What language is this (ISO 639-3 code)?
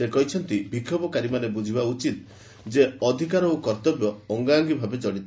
ori